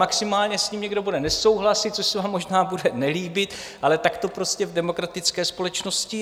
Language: Czech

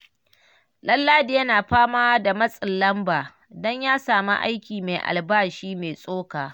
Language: Hausa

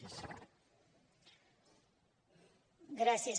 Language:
Catalan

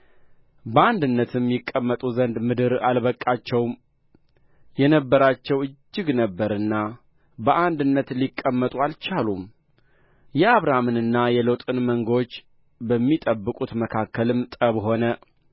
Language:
Amharic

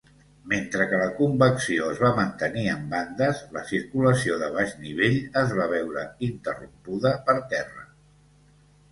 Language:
Catalan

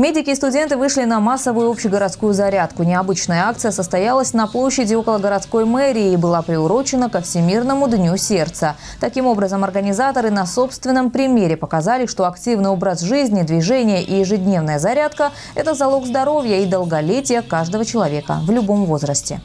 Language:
Russian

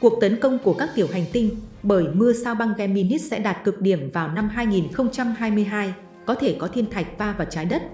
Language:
Vietnamese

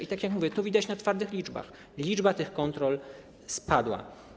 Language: Polish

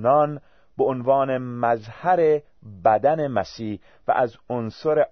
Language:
Persian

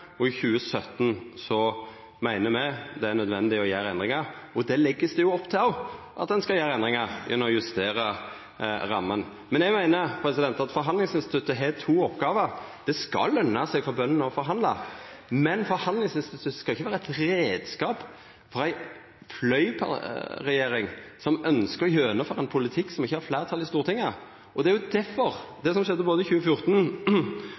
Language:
Norwegian Nynorsk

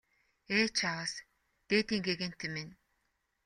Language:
Mongolian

